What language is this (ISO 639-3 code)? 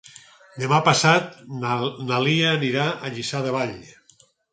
cat